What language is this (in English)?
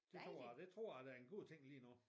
Danish